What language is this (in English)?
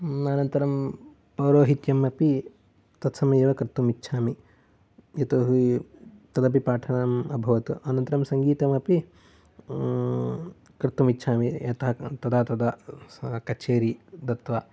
Sanskrit